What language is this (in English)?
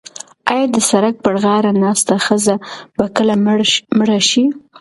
Pashto